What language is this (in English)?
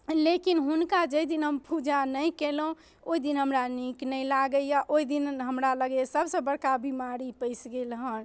Maithili